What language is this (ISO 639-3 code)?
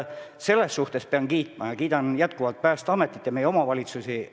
est